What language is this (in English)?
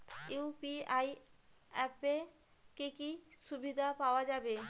Bangla